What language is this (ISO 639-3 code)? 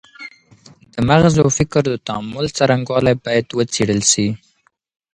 pus